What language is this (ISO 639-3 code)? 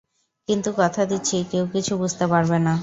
ben